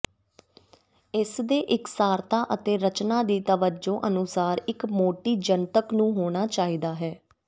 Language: Punjabi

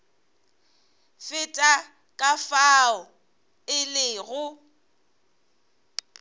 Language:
Northern Sotho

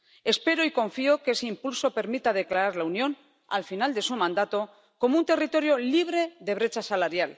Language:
Spanish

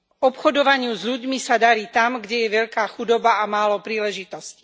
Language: Slovak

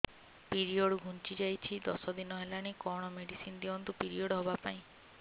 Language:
Odia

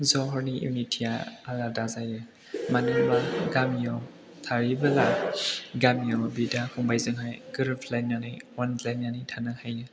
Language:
Bodo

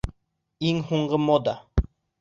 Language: Bashkir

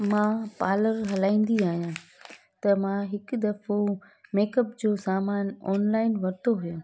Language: Sindhi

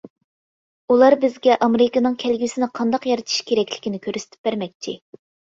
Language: Uyghur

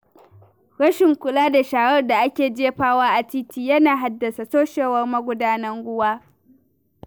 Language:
Hausa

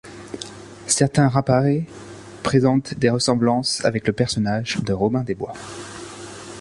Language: French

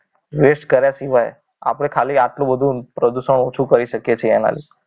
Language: Gujarati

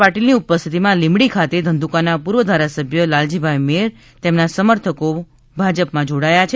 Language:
Gujarati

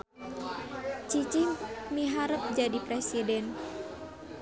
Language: Sundanese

